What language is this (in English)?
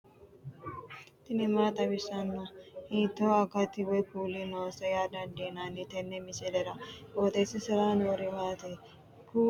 Sidamo